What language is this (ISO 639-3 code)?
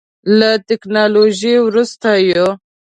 pus